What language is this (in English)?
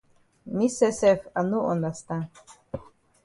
Cameroon Pidgin